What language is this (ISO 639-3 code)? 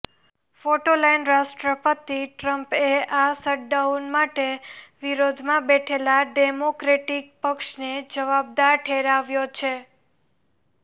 guj